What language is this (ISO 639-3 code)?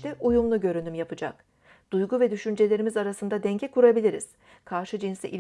tur